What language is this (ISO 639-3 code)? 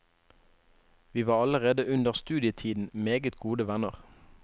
nor